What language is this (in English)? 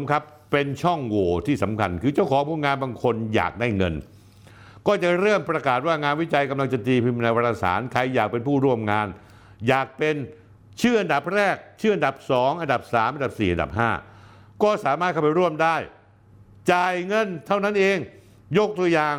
Thai